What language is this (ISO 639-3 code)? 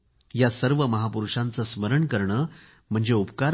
mar